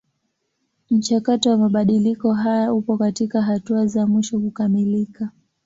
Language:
Swahili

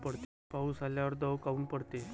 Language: Marathi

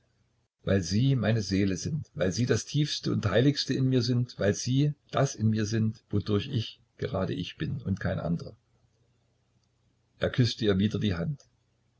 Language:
German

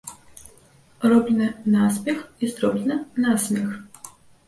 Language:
Belarusian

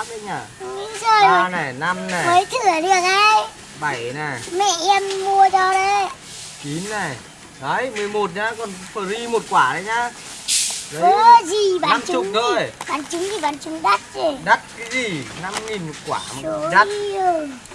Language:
Vietnamese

